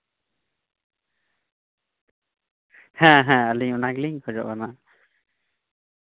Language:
Santali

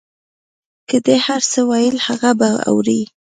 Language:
Pashto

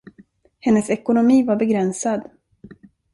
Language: Swedish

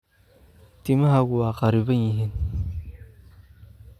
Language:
Somali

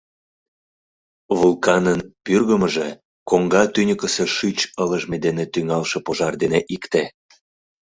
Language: Mari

